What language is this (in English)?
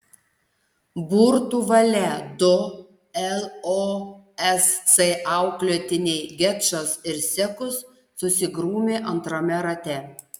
Lithuanian